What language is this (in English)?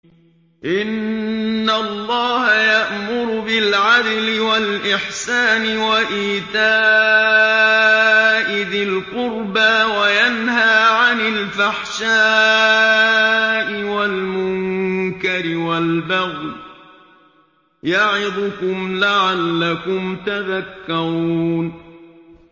Arabic